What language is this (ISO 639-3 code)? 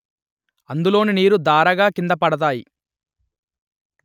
tel